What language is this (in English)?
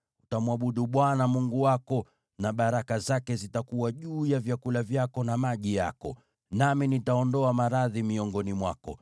Swahili